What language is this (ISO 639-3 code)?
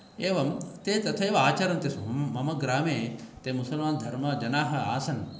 san